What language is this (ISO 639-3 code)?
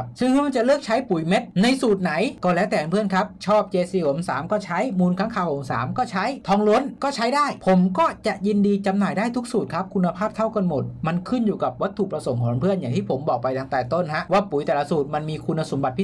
tha